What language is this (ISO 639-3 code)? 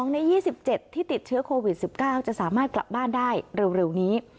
tha